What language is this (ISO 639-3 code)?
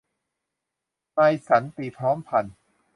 tha